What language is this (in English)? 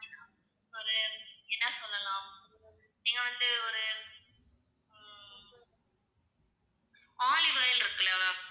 Tamil